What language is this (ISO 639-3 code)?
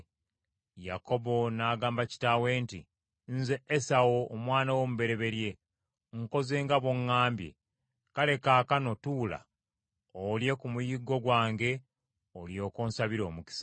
lug